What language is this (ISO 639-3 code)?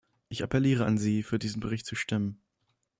deu